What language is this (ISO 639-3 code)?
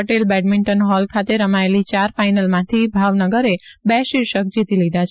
guj